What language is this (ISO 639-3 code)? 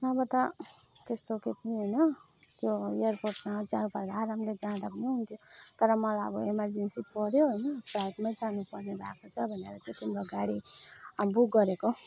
nep